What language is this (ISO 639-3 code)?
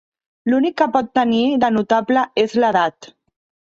cat